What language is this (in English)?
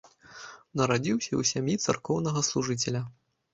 Belarusian